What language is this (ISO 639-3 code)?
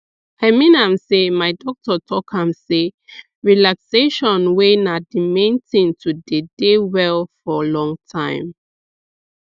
pcm